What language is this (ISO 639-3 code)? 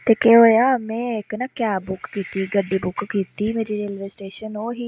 doi